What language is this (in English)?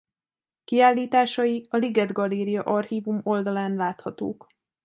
Hungarian